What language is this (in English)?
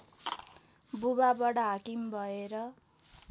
Nepali